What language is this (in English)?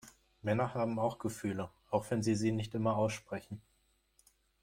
German